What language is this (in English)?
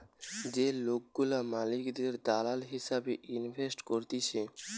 Bangla